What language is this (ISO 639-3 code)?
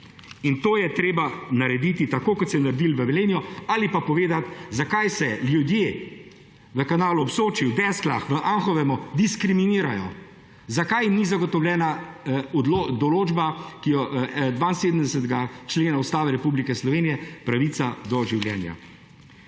slv